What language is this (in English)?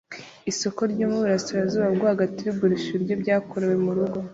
Kinyarwanda